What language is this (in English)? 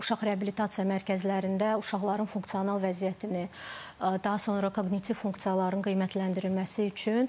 Turkish